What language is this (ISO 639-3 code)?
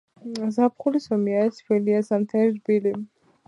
kat